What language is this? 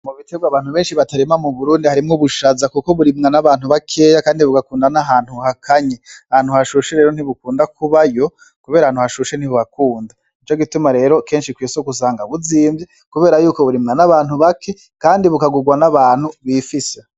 Rundi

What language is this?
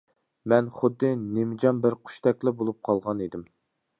Uyghur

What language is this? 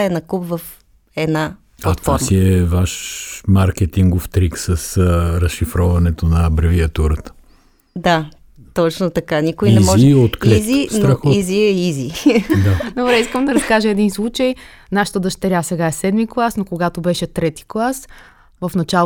Bulgarian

